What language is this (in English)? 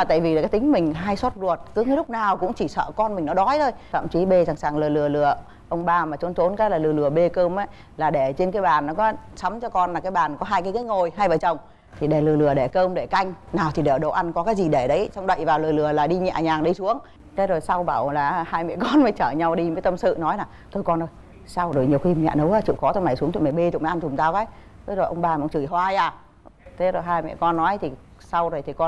Vietnamese